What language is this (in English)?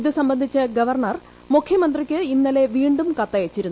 Malayalam